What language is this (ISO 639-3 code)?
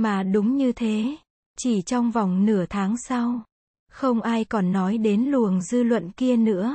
vie